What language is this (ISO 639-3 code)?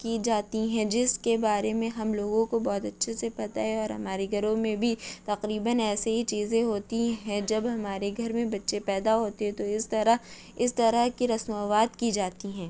urd